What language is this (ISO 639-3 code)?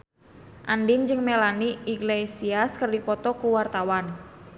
sun